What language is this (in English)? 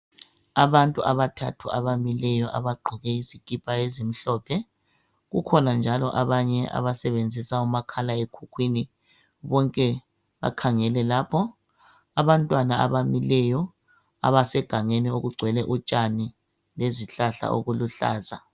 North Ndebele